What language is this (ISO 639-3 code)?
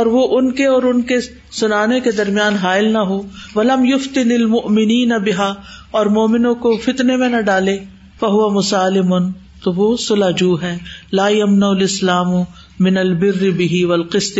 urd